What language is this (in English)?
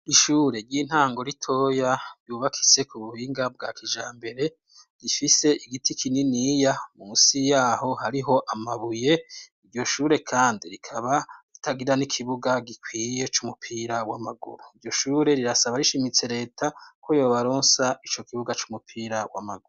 Rundi